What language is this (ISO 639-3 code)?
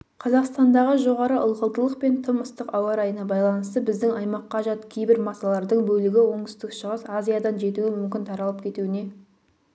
kaz